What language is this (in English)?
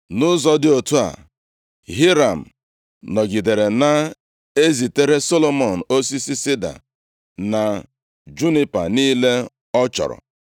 Igbo